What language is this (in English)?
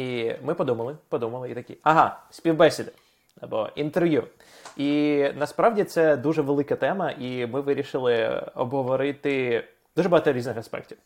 Ukrainian